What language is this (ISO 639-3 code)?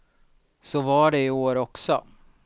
swe